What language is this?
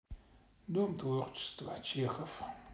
Russian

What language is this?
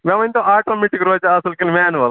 Kashmiri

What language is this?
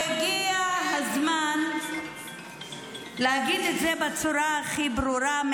Hebrew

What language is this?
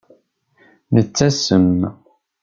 Kabyle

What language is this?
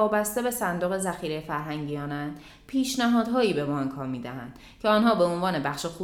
Persian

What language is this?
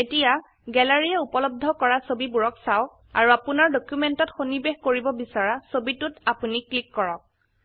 Assamese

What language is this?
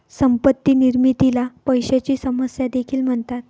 Marathi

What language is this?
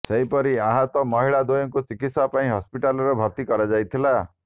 Odia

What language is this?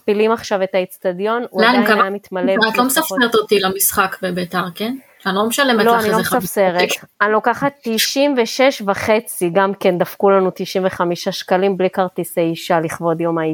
Hebrew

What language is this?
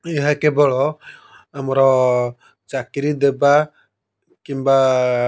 Odia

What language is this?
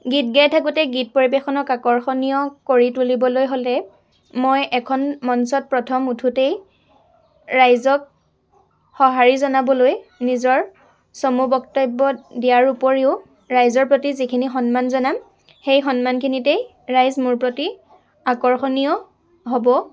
Assamese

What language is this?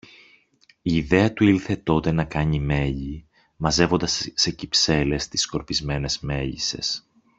Greek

